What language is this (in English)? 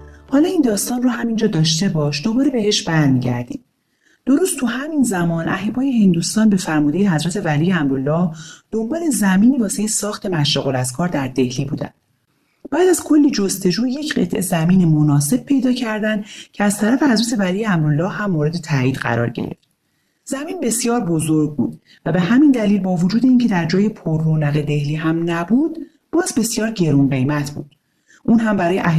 Persian